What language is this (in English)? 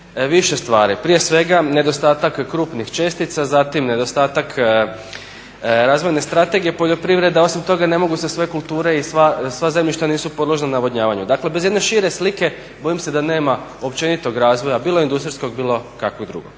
Croatian